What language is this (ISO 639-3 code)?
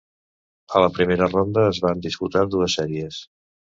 cat